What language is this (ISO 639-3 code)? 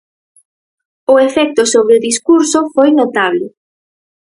glg